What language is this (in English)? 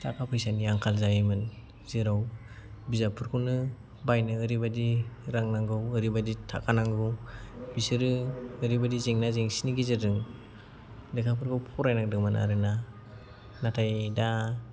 Bodo